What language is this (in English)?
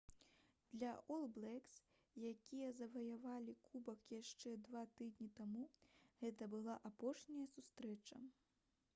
Belarusian